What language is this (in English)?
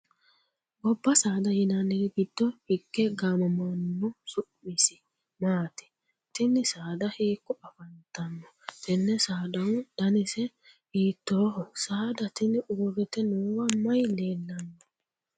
Sidamo